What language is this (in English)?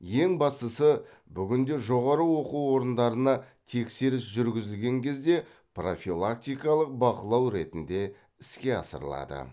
Kazakh